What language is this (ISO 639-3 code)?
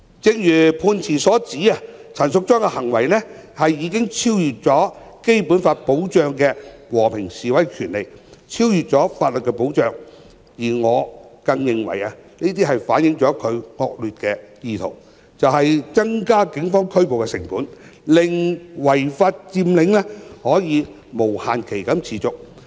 yue